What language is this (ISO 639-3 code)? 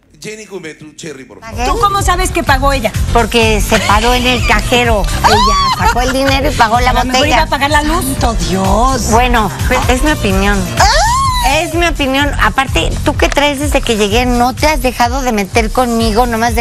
spa